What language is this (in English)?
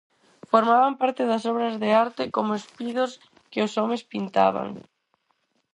Galician